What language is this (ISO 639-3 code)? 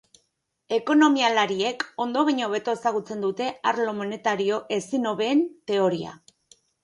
eus